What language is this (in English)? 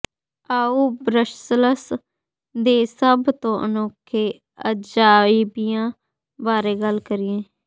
Punjabi